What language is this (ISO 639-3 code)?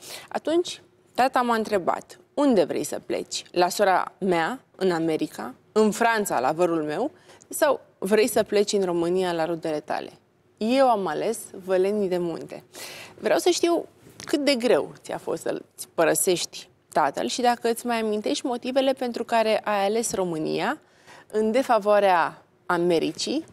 ron